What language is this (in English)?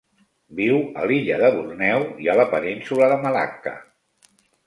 Catalan